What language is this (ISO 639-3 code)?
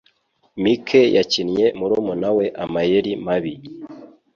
kin